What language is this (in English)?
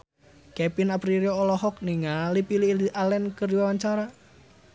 Sundanese